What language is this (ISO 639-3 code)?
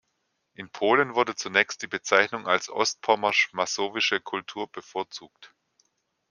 deu